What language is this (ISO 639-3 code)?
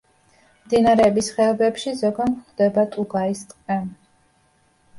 kat